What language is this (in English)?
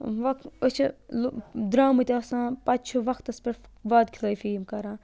Kashmiri